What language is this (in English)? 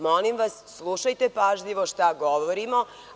Serbian